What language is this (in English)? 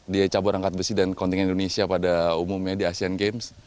Indonesian